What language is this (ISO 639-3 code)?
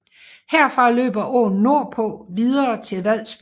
dan